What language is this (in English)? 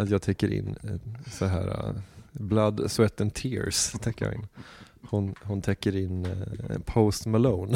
Swedish